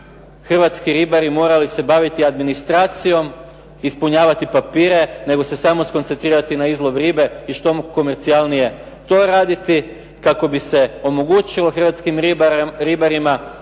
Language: Croatian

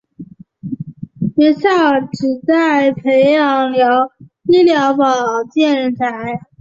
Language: Chinese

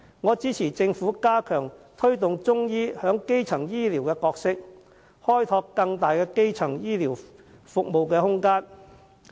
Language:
Cantonese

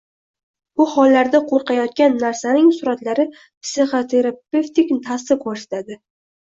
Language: Uzbek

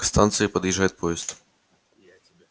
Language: Russian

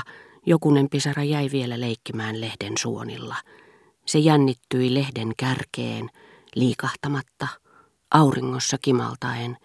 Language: Finnish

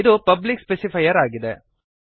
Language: Kannada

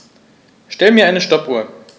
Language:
German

